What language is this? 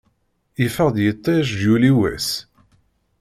Kabyle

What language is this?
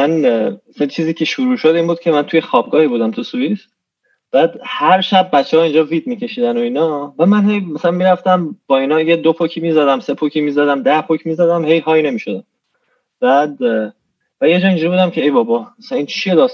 Persian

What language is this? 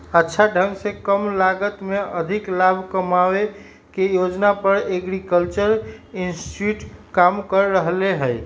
Magahi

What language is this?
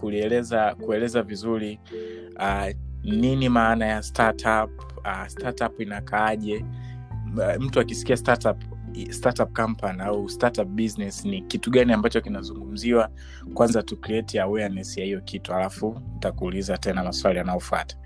Swahili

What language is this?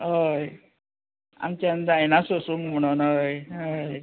Konkani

